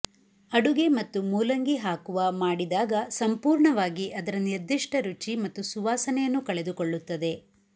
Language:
Kannada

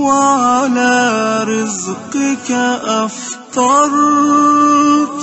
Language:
Arabic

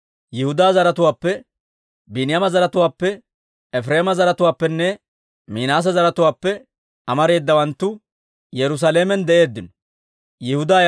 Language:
Dawro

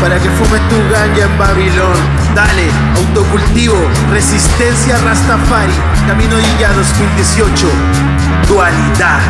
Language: Spanish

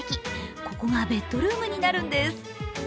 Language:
Japanese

